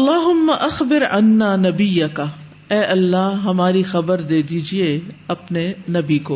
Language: Urdu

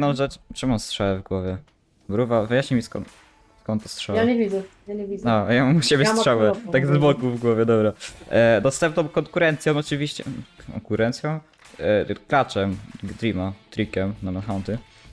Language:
Polish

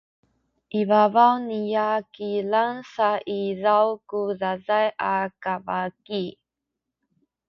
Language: Sakizaya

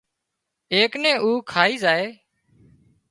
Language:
Wadiyara Koli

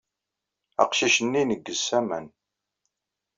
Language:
Kabyle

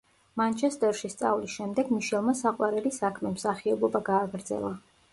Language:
Georgian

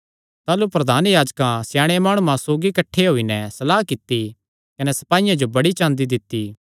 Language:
Kangri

